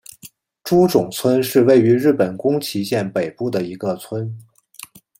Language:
Chinese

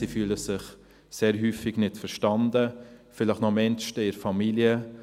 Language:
Swiss German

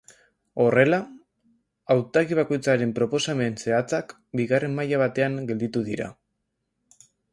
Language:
Basque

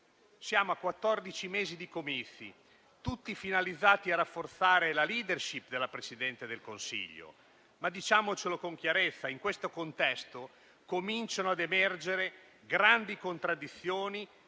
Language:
Italian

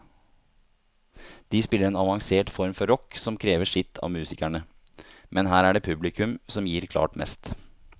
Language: Norwegian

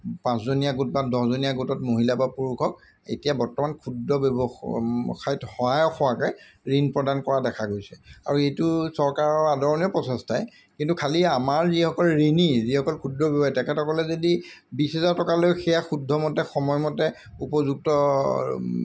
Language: Assamese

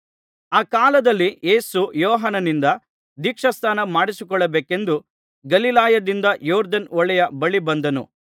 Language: Kannada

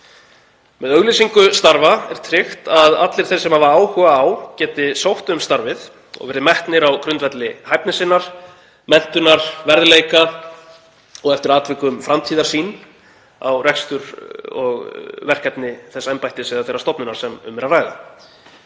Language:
Icelandic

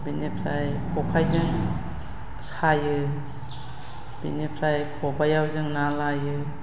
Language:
Bodo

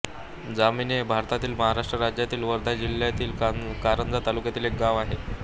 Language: Marathi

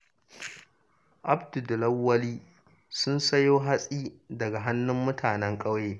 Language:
Hausa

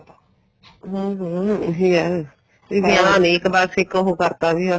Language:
Punjabi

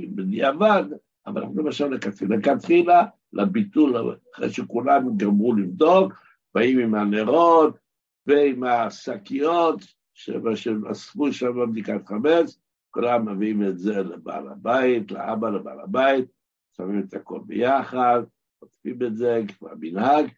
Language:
Hebrew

